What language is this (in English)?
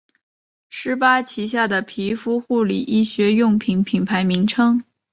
Chinese